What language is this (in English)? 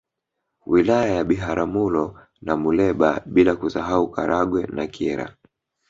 Swahili